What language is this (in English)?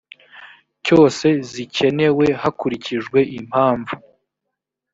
Kinyarwanda